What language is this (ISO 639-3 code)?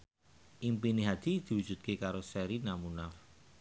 jav